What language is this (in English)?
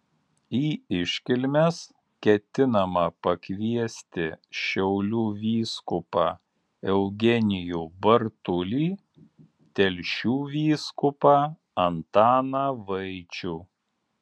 Lithuanian